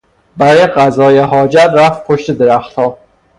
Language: Persian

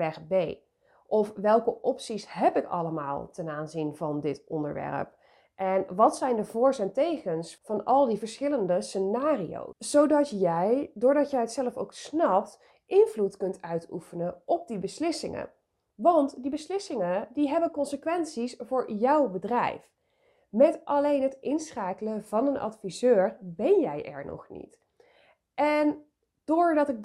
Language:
Dutch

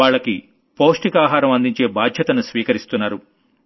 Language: Telugu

